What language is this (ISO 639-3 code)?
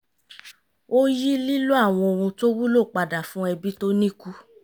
yor